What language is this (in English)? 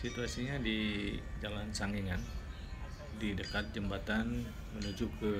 Indonesian